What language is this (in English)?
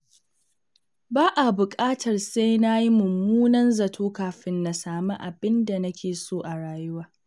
Hausa